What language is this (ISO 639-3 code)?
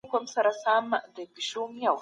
pus